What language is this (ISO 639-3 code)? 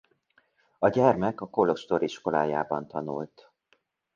hun